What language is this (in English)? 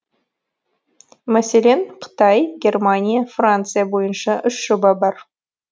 Kazakh